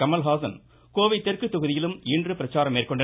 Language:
Tamil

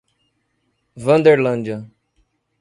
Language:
Portuguese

